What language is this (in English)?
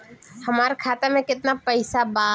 Bhojpuri